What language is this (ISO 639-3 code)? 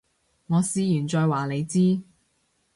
yue